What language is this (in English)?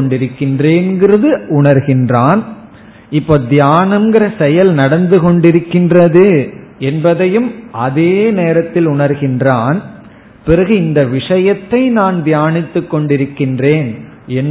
Tamil